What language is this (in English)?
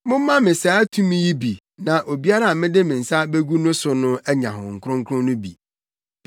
Akan